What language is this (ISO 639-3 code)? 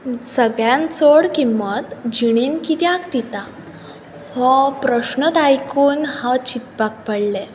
kok